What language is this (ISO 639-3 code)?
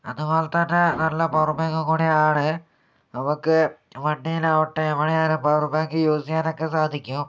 mal